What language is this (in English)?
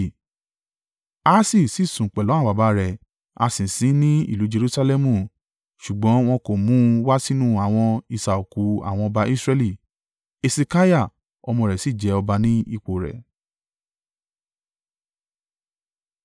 Yoruba